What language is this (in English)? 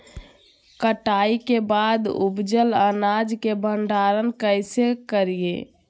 Magahi